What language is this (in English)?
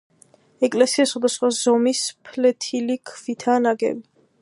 Georgian